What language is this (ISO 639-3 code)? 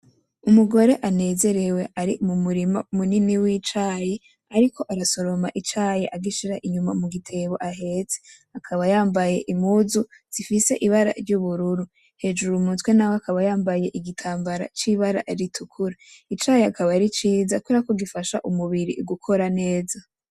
run